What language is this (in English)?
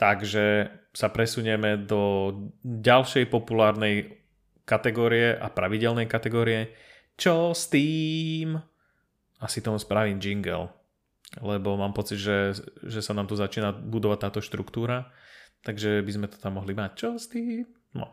Slovak